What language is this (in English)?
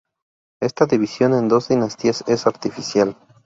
Spanish